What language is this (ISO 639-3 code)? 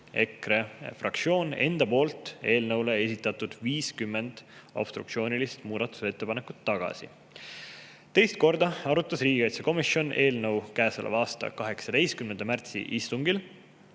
est